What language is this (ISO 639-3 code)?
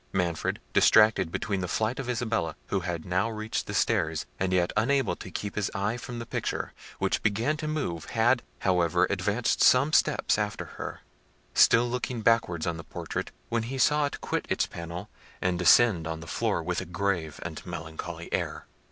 eng